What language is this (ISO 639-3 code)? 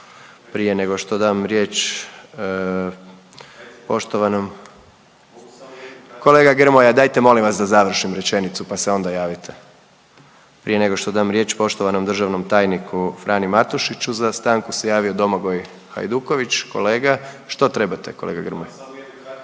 hrv